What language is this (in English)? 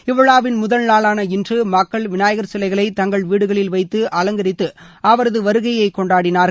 Tamil